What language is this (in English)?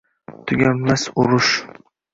Uzbek